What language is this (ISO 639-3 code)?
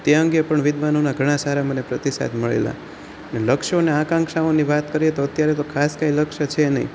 guj